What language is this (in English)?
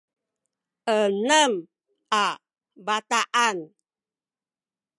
Sakizaya